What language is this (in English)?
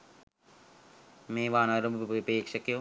Sinhala